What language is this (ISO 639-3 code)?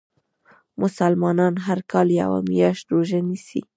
pus